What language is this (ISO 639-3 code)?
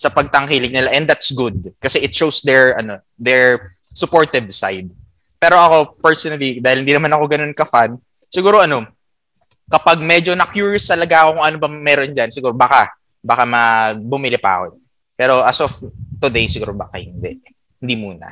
fil